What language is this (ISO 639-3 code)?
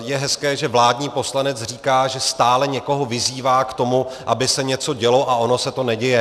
ces